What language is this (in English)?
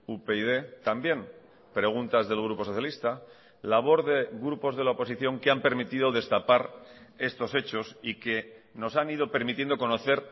Spanish